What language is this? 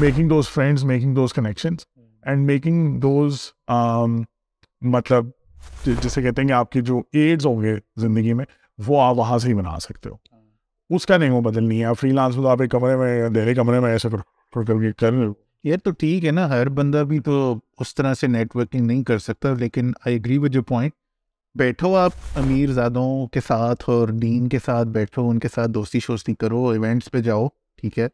Urdu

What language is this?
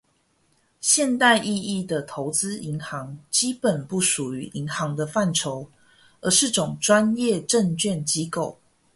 Chinese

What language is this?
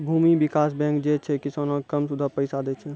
Maithili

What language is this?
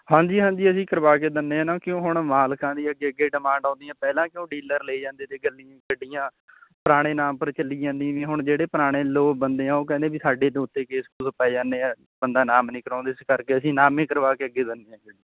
Punjabi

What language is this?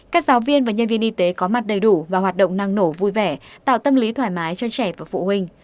Vietnamese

